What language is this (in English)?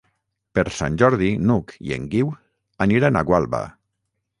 Catalan